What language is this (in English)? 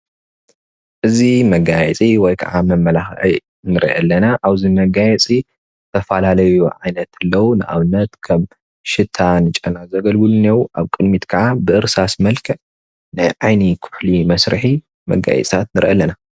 Tigrinya